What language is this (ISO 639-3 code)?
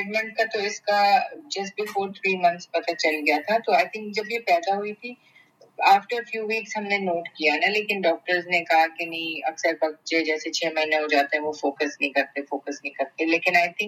urd